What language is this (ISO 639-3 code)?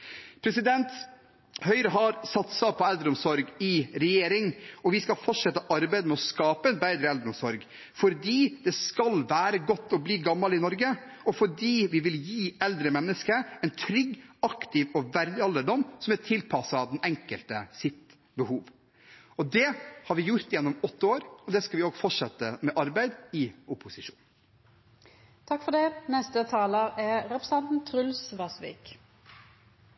nob